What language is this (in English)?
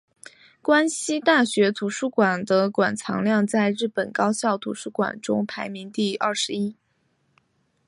Chinese